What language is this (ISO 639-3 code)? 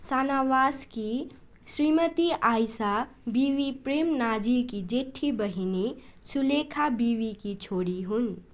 nep